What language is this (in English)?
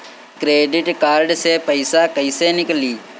Bhojpuri